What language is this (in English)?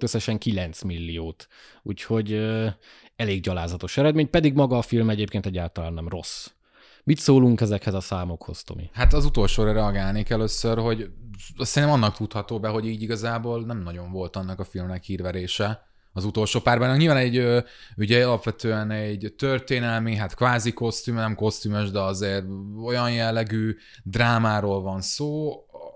Hungarian